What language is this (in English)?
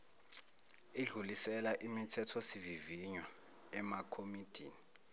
Zulu